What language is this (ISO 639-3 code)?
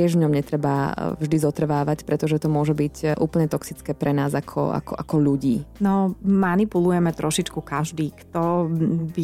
slk